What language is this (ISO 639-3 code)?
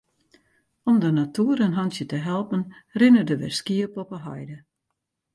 fry